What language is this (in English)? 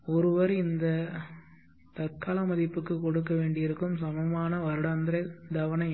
Tamil